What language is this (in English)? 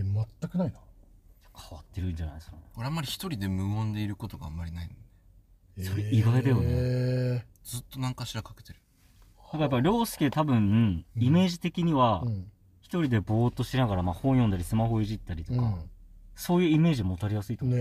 Japanese